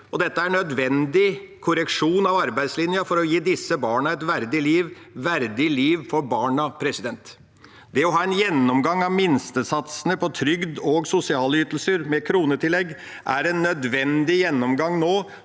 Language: Norwegian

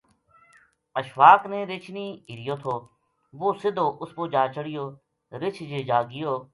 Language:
Gujari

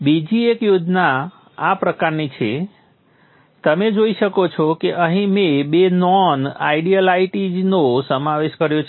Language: Gujarati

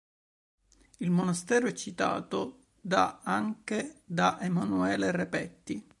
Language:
Italian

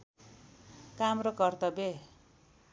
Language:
Nepali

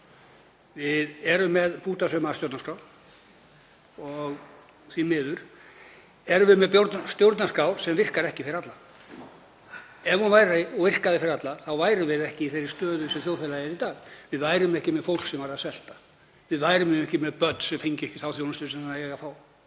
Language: Icelandic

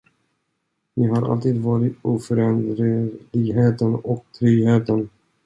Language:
Swedish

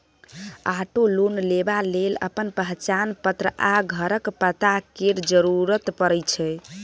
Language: Maithili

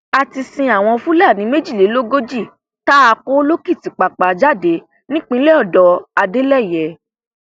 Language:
Yoruba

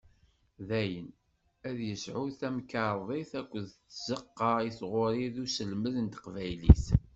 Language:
Kabyle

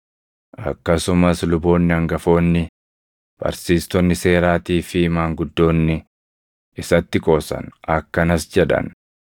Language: Oromo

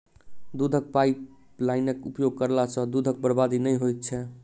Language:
Maithili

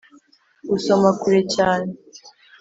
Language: Kinyarwanda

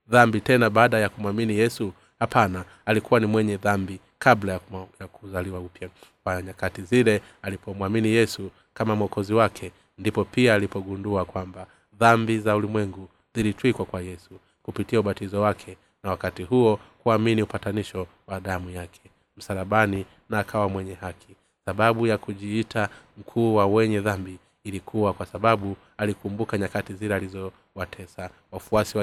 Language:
Swahili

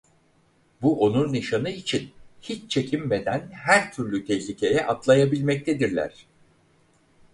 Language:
Turkish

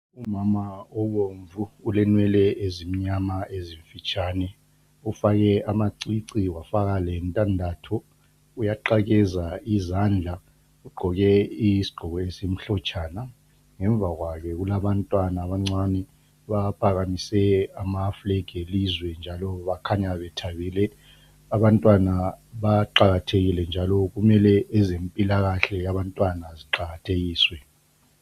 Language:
North Ndebele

